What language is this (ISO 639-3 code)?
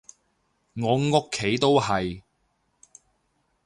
yue